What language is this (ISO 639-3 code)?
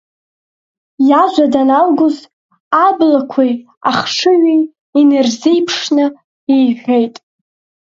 abk